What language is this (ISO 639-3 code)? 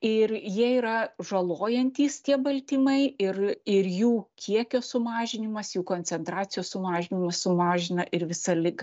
lit